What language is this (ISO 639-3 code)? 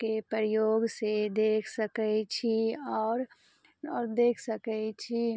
mai